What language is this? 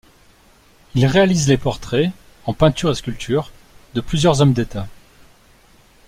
French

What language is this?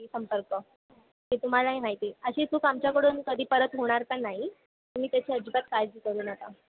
Marathi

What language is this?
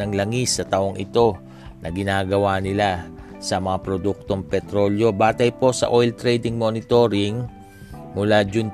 Filipino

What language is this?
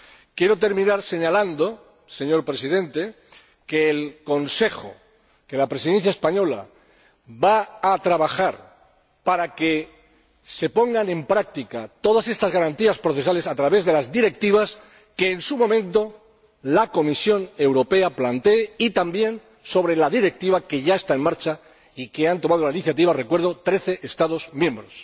Spanish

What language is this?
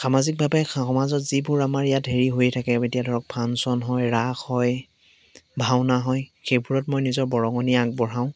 Assamese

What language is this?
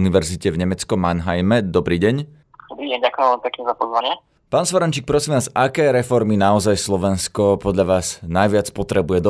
Slovak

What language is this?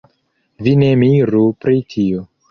Esperanto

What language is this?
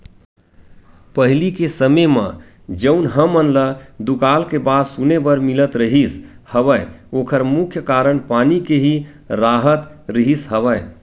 Chhattisgarhi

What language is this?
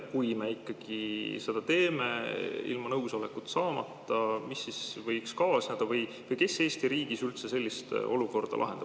Estonian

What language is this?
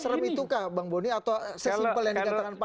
Indonesian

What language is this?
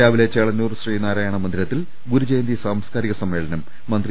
Malayalam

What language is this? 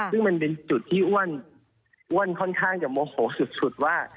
Thai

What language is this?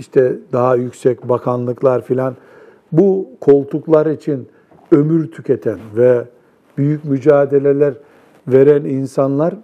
Turkish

